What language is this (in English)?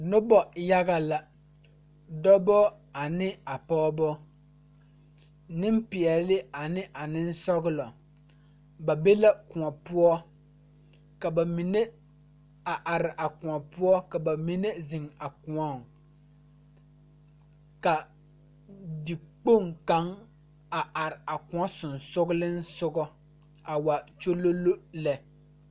Southern Dagaare